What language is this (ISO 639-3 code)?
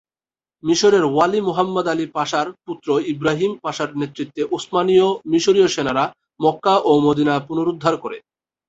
ben